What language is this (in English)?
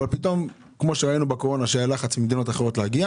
Hebrew